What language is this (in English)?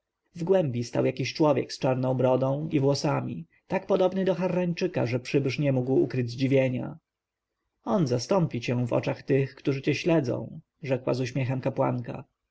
Polish